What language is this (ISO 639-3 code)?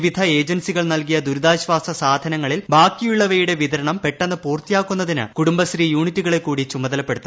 mal